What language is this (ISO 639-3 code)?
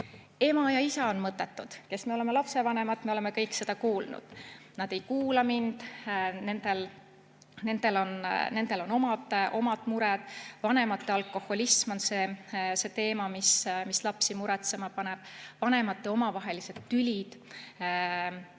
est